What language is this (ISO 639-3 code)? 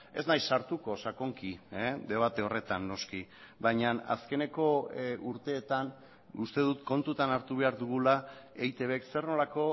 eus